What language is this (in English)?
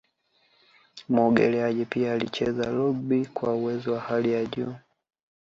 Swahili